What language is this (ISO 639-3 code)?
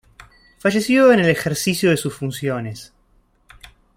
spa